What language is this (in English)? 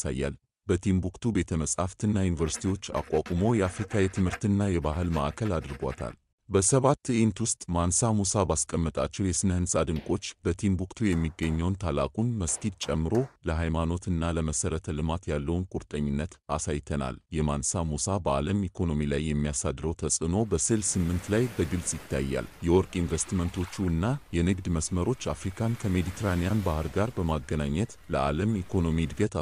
Arabic